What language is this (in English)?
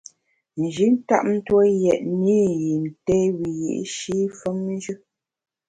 Bamun